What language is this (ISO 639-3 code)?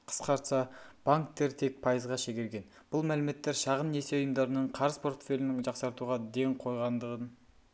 kaz